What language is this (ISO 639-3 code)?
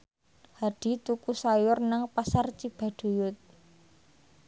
jav